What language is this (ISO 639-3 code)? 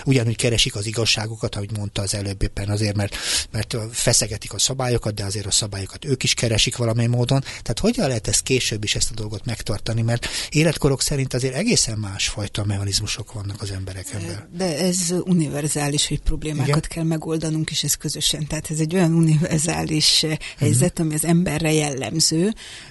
hun